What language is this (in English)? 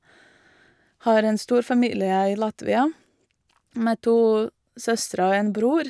Norwegian